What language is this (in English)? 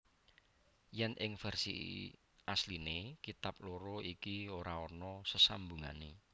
Javanese